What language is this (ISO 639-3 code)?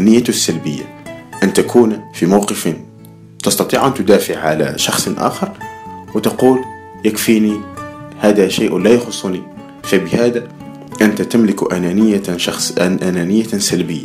ara